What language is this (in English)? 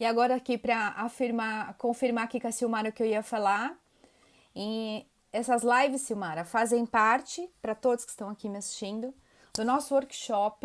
Portuguese